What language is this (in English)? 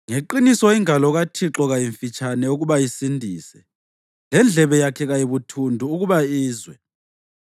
North Ndebele